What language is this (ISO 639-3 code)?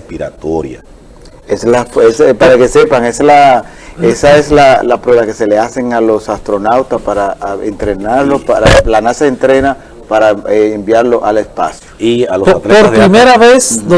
spa